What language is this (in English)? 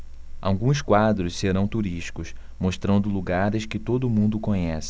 Portuguese